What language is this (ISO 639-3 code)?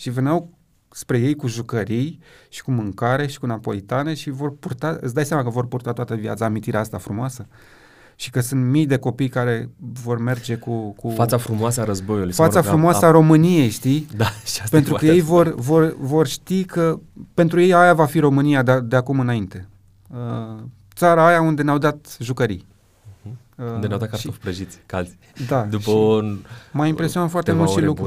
ron